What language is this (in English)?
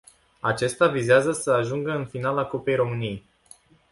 Romanian